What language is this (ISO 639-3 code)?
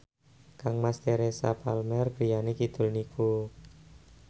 jav